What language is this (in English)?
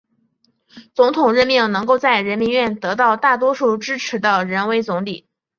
Chinese